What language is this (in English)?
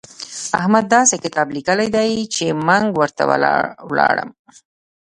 Pashto